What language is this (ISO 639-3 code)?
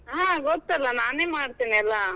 kan